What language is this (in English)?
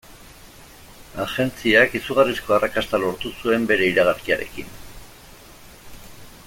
Basque